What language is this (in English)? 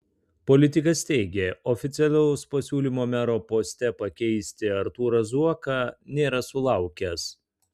Lithuanian